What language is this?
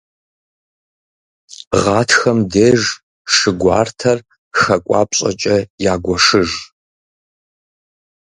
Kabardian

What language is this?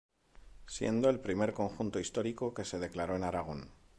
Spanish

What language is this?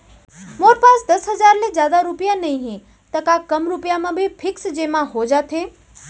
Chhattisgarhi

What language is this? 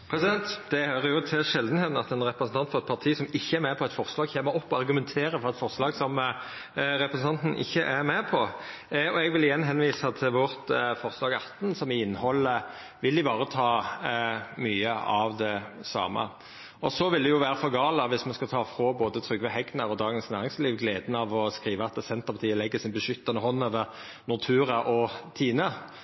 Norwegian Nynorsk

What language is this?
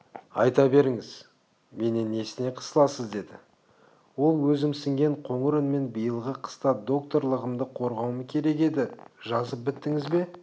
Kazakh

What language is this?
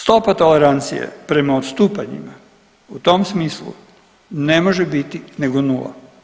Croatian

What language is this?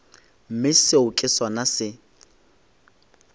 Northern Sotho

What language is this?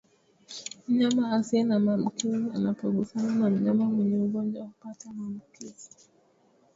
Swahili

